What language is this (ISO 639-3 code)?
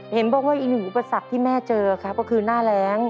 tha